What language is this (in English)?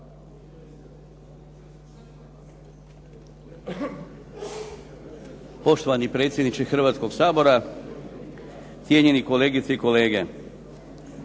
Croatian